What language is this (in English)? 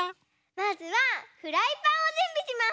Japanese